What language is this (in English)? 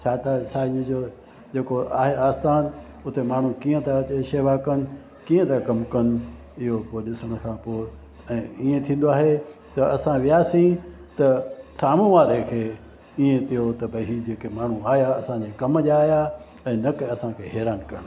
Sindhi